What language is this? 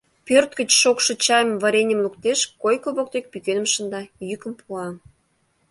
Mari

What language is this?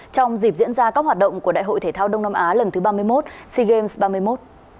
Vietnamese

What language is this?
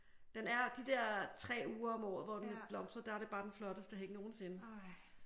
Danish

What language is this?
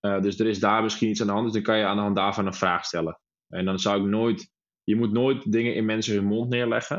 Dutch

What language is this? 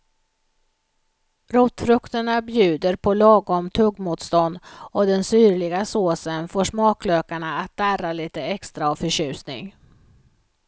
Swedish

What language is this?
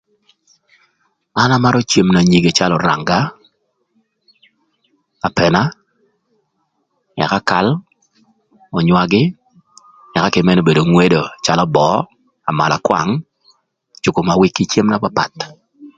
Thur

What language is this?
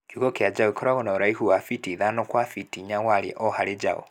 Kikuyu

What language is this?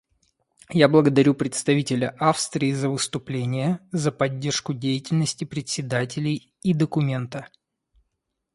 Russian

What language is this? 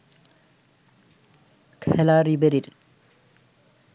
Bangla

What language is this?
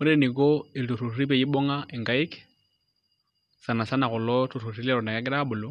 Masai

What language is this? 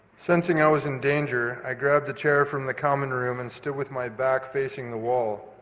English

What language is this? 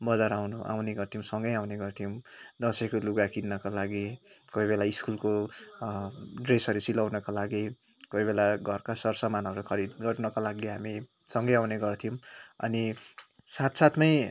Nepali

